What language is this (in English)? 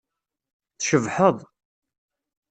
Kabyle